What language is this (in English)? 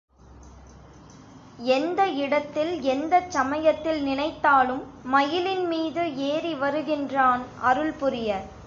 Tamil